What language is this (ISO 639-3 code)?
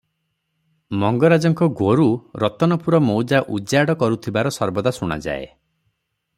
ori